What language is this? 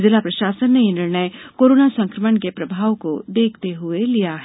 Hindi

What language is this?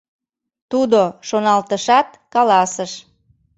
Mari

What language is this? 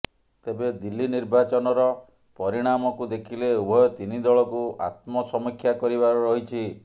Odia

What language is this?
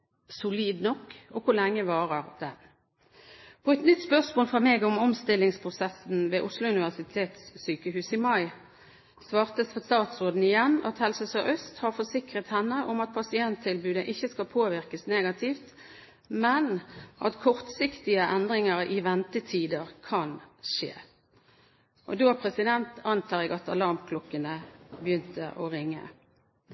Norwegian Bokmål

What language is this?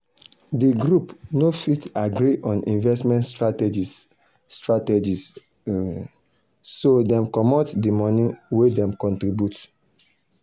Nigerian Pidgin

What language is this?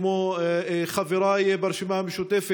Hebrew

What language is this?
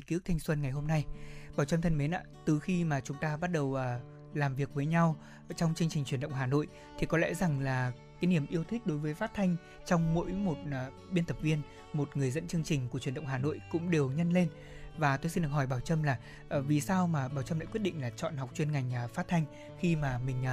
Vietnamese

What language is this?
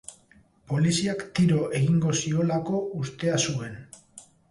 Basque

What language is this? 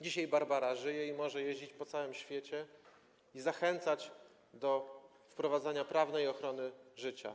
Polish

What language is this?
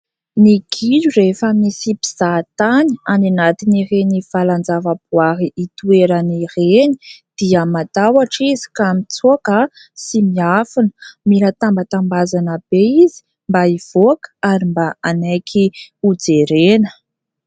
Malagasy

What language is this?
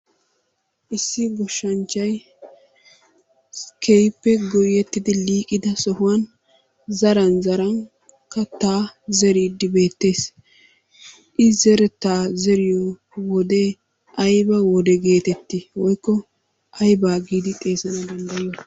Wolaytta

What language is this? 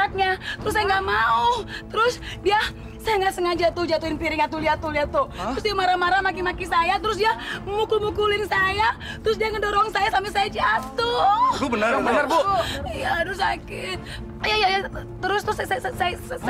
Indonesian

